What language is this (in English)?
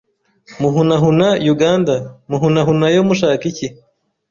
Kinyarwanda